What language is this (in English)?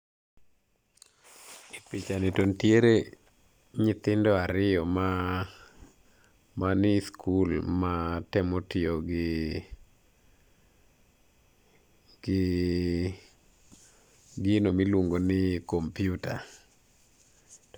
Luo (Kenya and Tanzania)